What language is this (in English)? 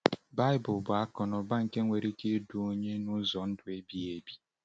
Igbo